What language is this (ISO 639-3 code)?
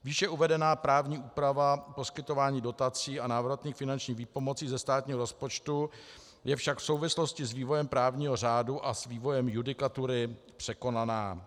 ces